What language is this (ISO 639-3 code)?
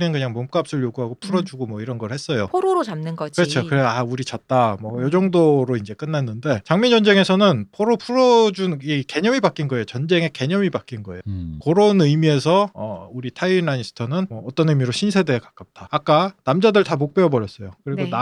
kor